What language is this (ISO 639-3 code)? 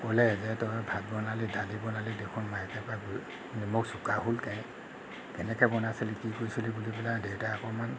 asm